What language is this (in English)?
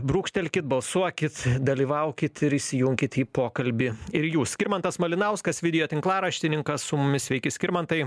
Lithuanian